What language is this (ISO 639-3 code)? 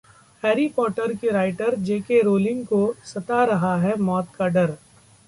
hin